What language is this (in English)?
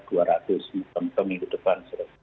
Indonesian